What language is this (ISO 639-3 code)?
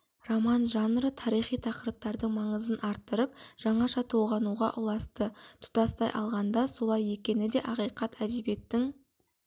kaz